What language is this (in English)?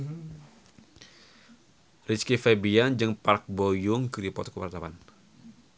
Sundanese